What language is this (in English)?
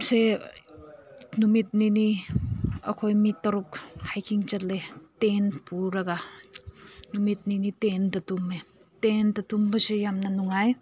Manipuri